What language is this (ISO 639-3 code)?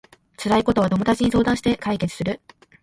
jpn